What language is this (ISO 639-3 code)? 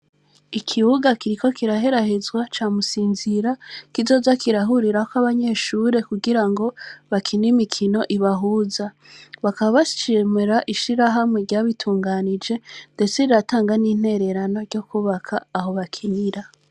run